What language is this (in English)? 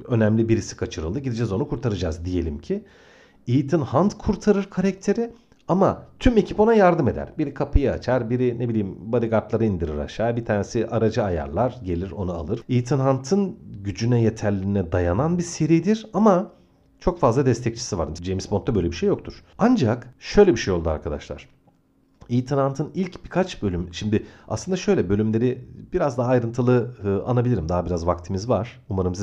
Turkish